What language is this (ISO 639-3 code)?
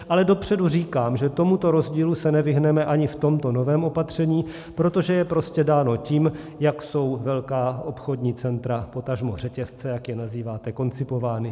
ces